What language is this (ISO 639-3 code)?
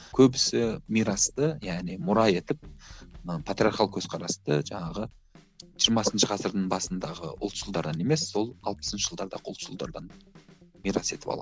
kaz